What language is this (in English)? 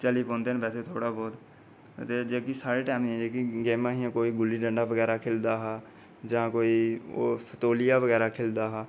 Dogri